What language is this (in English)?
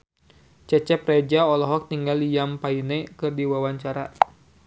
Sundanese